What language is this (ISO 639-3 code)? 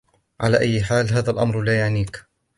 ara